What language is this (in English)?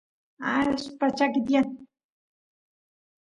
Santiago del Estero Quichua